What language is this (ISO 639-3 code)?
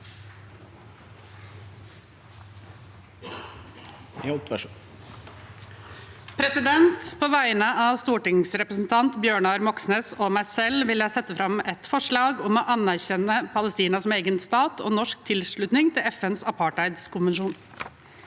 nor